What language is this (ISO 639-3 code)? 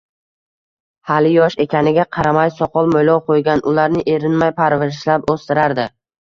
uzb